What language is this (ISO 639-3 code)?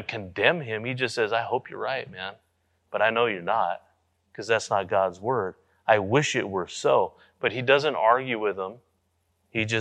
eng